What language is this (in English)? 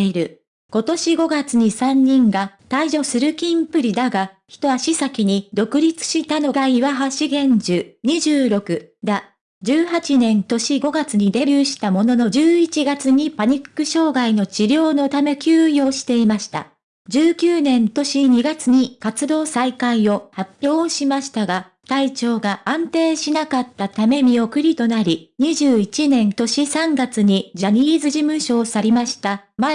Japanese